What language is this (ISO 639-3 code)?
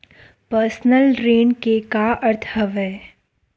hne